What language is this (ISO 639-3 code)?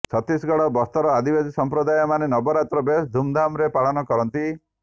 ori